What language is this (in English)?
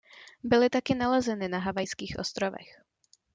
Czech